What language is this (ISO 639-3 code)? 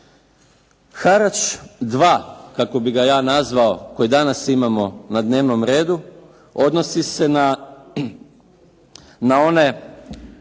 hrv